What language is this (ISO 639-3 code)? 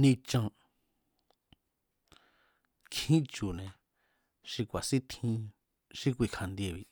vmz